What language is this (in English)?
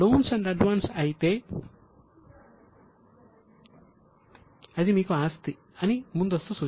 Telugu